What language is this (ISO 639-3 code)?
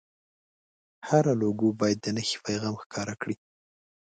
pus